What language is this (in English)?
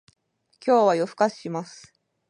Japanese